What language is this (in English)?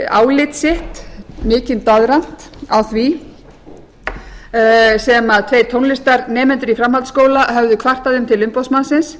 Icelandic